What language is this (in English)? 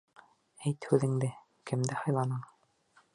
Bashkir